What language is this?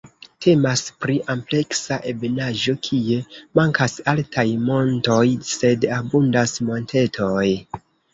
Esperanto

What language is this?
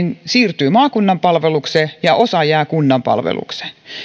Finnish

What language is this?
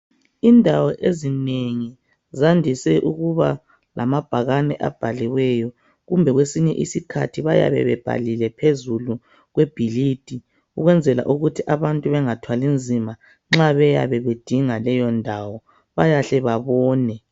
North Ndebele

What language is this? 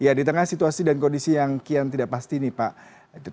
Indonesian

